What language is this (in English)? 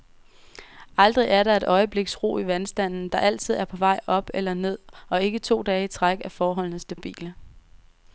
Danish